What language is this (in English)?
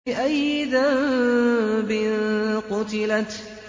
Arabic